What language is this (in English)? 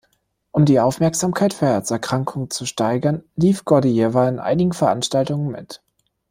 German